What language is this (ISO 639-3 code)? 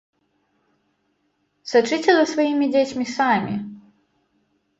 bel